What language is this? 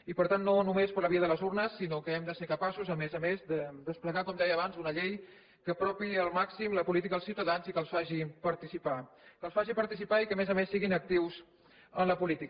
Catalan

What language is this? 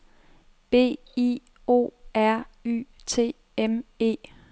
Danish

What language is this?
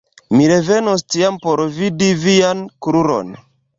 Esperanto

